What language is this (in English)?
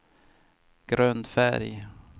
Swedish